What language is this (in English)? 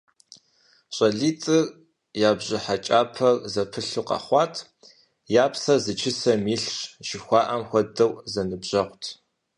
Kabardian